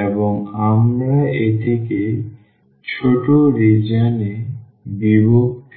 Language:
Bangla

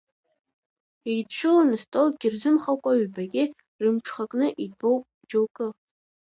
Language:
Abkhazian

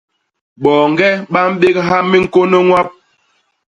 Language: Basaa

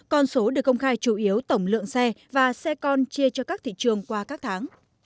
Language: Vietnamese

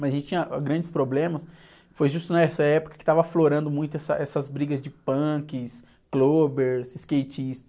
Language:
Portuguese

